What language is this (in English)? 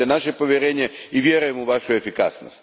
Croatian